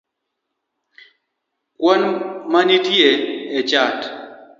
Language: Luo (Kenya and Tanzania)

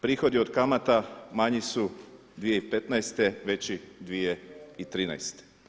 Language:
Croatian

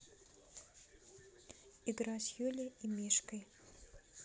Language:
Russian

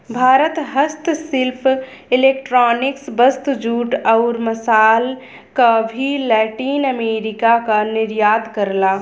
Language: Bhojpuri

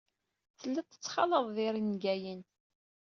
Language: Kabyle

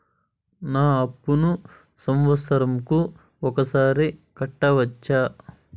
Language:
Telugu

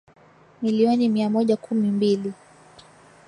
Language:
Swahili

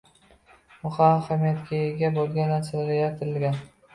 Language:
Uzbek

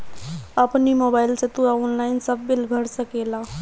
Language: Bhojpuri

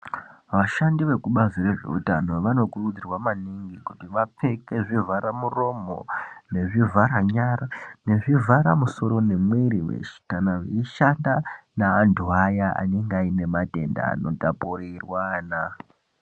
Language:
Ndau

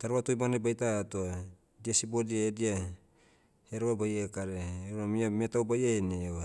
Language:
Motu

